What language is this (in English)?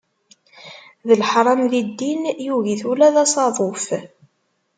Kabyle